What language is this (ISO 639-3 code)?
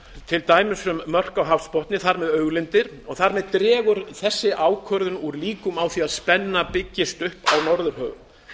isl